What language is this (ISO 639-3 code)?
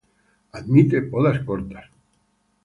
spa